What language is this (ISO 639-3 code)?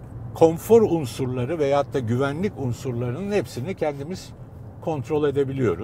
tur